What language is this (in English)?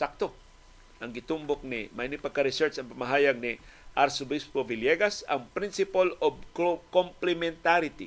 Filipino